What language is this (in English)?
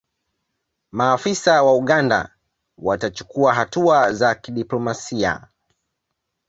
Swahili